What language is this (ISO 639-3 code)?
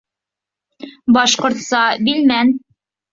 bak